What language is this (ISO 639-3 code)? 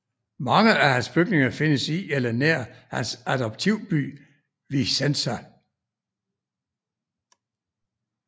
dan